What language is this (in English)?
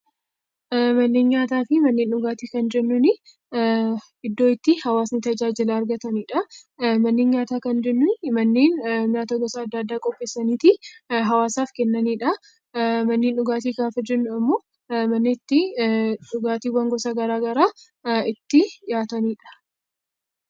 Oromo